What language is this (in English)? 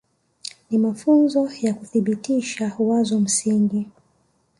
Swahili